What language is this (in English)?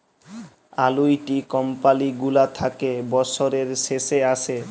Bangla